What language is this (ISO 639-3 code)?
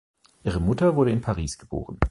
deu